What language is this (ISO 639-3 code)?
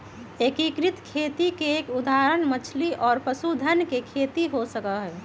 mag